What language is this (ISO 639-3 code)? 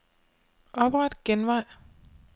dan